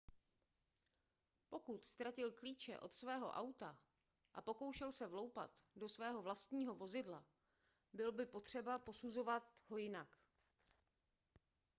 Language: Czech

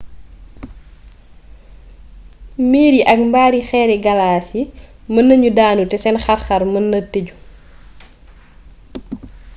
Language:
Wolof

